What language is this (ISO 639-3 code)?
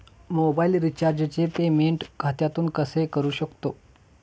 mar